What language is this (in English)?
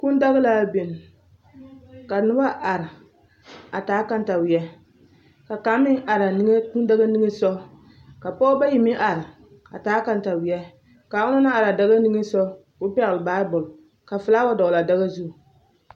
Southern Dagaare